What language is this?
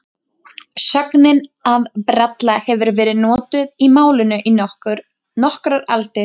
Icelandic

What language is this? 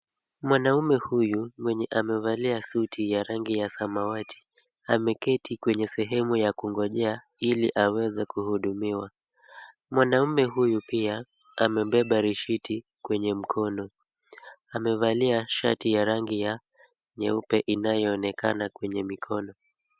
Swahili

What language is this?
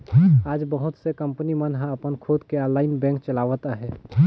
Chhattisgarhi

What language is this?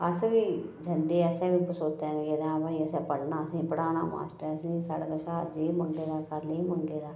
Dogri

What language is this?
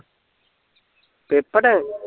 Punjabi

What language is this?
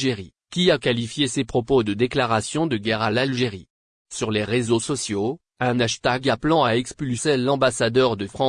French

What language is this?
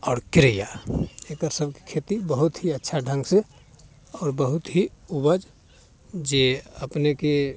Maithili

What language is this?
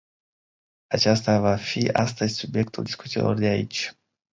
Romanian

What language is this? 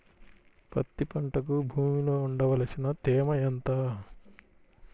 Telugu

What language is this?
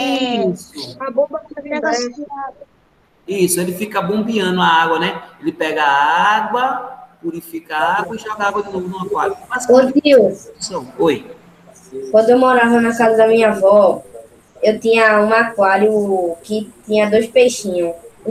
Portuguese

